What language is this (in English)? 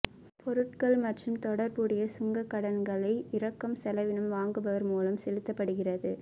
Tamil